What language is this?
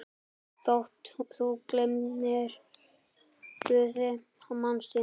Icelandic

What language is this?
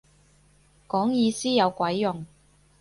Cantonese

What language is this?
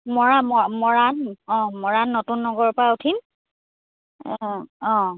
Assamese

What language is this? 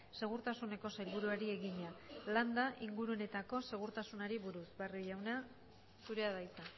Basque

